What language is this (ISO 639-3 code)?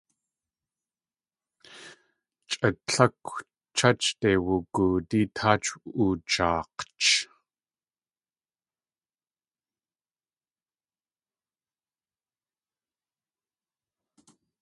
tli